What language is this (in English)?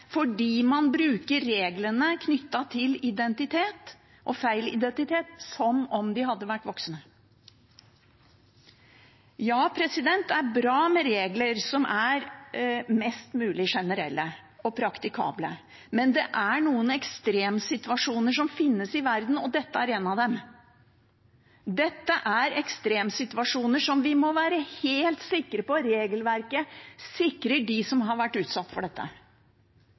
Norwegian Bokmål